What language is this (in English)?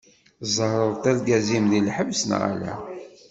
Kabyle